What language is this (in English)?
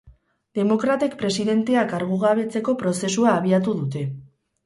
Basque